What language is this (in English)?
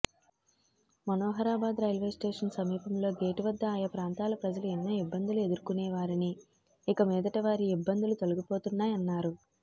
Telugu